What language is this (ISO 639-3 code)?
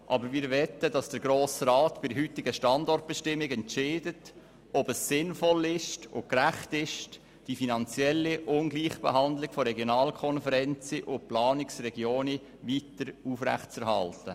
gsw